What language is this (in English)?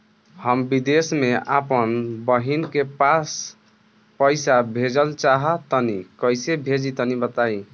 Bhojpuri